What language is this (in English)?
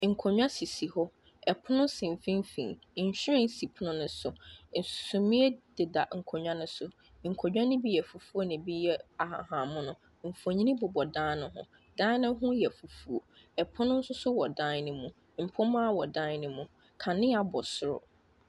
Akan